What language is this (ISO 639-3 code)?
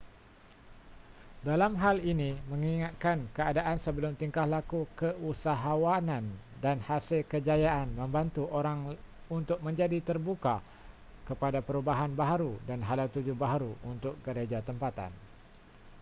msa